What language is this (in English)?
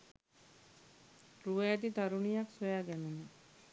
Sinhala